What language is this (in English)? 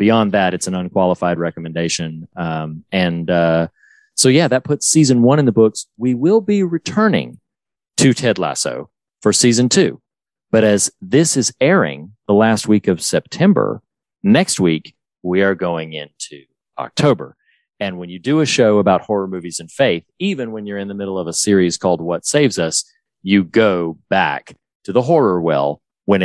English